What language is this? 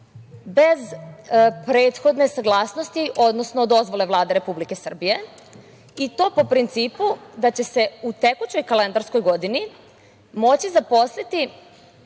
Serbian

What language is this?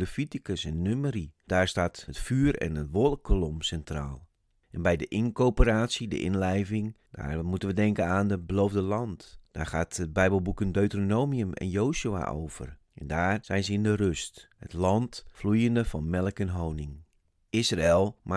Dutch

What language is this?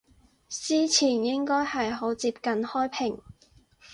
Cantonese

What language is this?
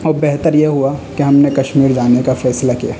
Urdu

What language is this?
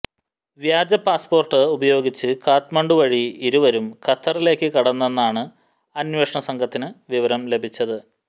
Malayalam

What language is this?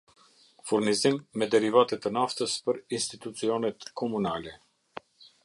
Albanian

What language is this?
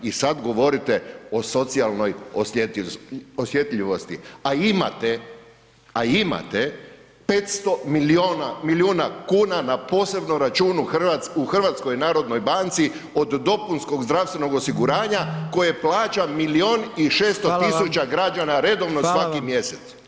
Croatian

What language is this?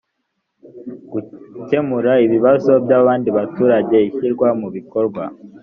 Kinyarwanda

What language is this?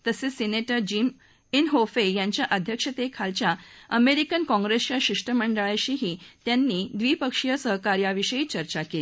Marathi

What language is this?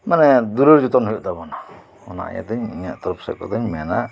Santali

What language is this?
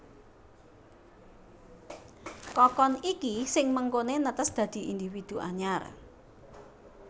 Javanese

